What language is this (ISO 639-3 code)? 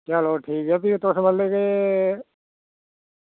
doi